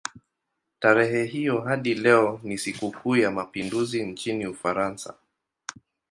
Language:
Swahili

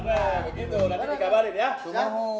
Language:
Indonesian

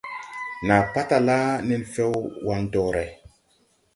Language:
Tupuri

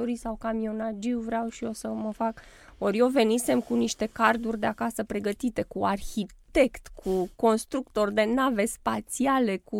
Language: Romanian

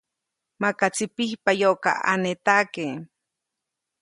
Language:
Copainalá Zoque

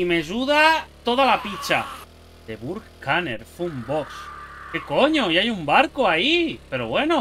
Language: Spanish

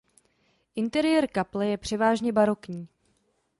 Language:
Czech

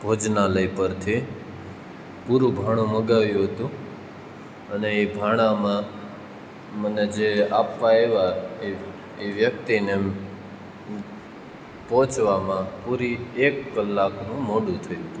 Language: Gujarati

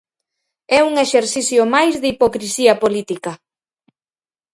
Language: Galician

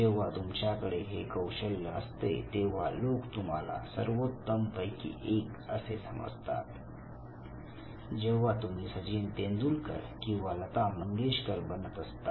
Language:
Marathi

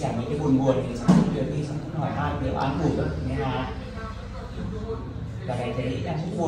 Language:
Vietnamese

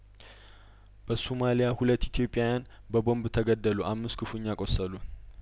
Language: Amharic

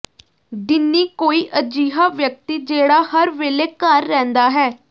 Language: Punjabi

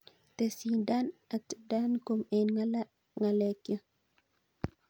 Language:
Kalenjin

